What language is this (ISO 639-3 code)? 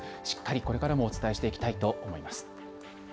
jpn